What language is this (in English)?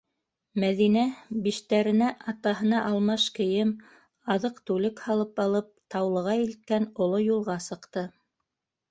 Bashkir